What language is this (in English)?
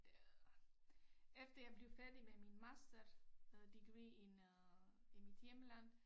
Danish